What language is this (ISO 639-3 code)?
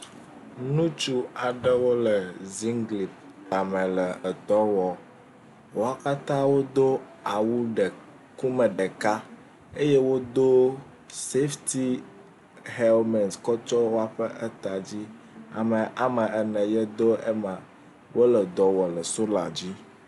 ewe